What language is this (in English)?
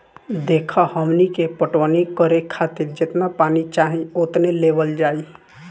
Bhojpuri